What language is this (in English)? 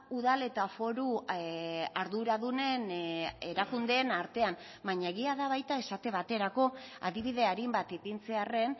Basque